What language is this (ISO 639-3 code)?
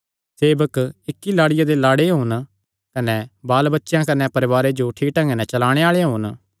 xnr